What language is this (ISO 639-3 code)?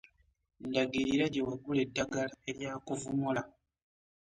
lug